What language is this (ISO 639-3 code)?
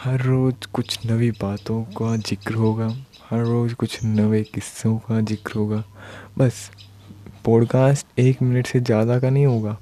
hin